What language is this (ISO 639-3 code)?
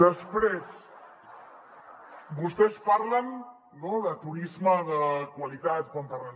cat